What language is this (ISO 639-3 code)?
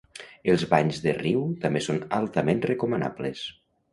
cat